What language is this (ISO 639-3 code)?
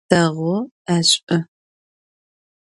ady